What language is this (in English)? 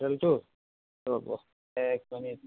Assamese